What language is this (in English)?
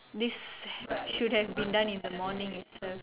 English